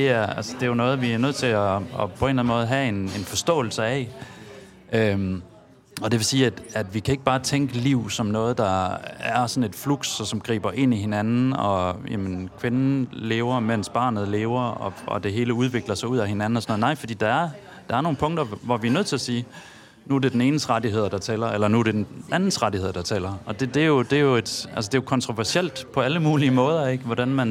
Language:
Danish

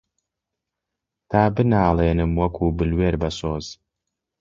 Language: Central Kurdish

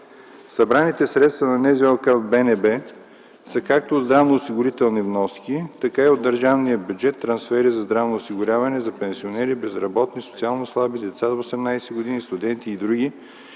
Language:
Bulgarian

